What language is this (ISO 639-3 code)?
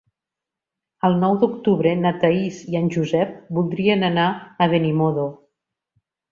cat